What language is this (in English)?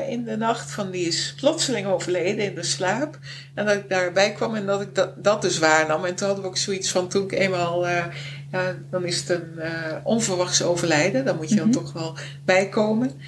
Dutch